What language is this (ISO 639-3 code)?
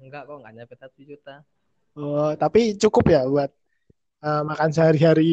ind